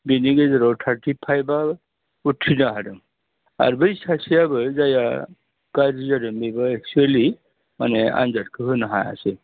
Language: Bodo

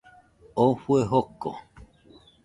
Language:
Nüpode Huitoto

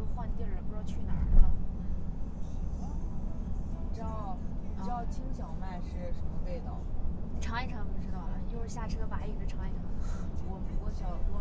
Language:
Chinese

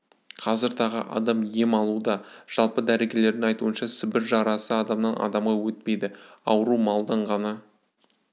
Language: Kazakh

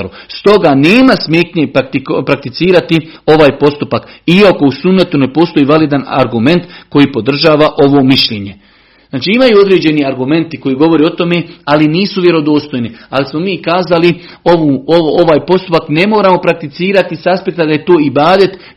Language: Croatian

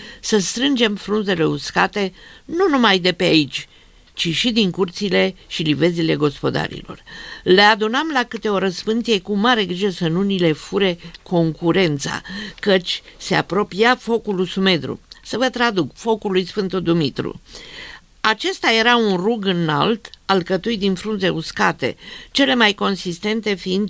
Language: Romanian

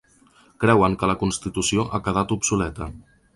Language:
Catalan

